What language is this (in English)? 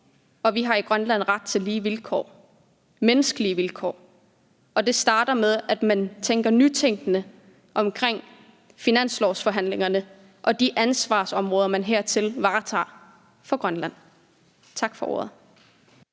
Danish